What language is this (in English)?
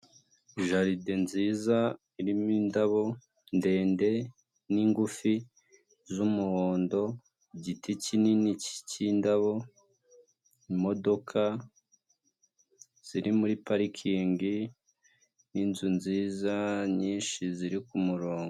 Kinyarwanda